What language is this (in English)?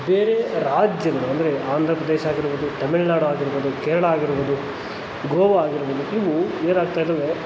Kannada